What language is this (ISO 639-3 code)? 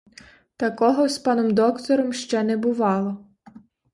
ukr